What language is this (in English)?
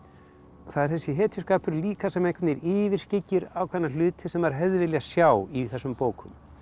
Icelandic